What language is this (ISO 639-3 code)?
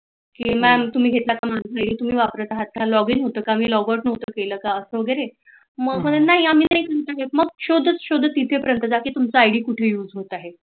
mar